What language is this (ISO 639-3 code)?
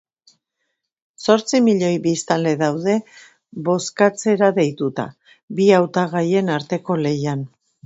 eus